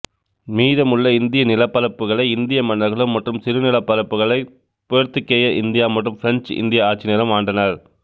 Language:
Tamil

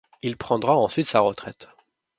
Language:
French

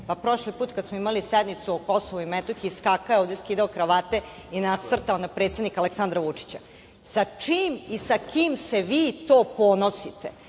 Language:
Serbian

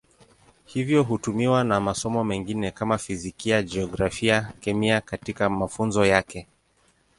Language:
Swahili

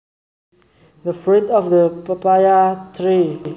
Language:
Javanese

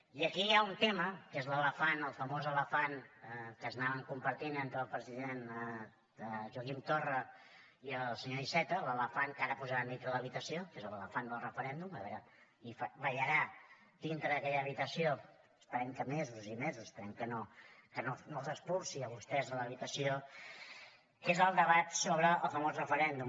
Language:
Catalan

